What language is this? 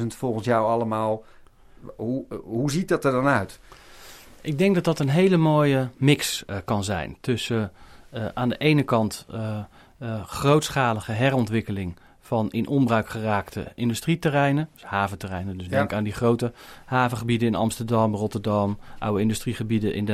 Dutch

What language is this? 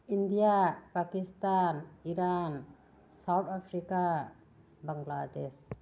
Manipuri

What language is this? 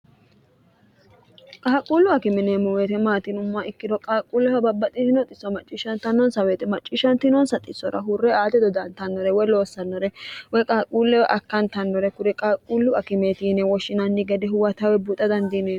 Sidamo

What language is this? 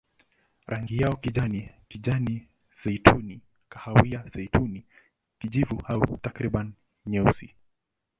Swahili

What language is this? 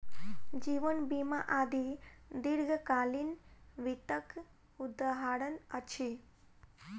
Maithili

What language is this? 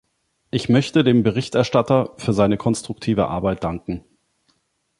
German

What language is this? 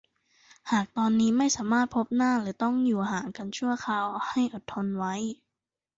Thai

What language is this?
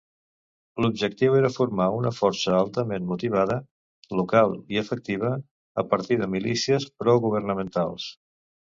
Catalan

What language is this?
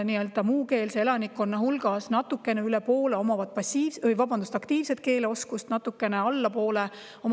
Estonian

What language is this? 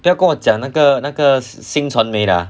English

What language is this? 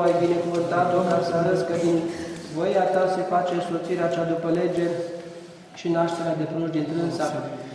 Romanian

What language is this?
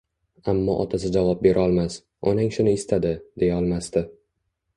Uzbek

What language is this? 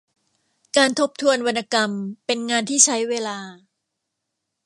Thai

